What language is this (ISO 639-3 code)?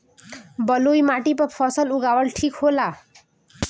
bho